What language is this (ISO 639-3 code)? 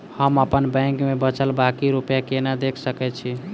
mai